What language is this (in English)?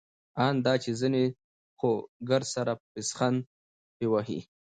Pashto